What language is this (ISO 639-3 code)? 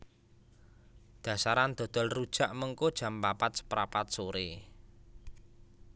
jav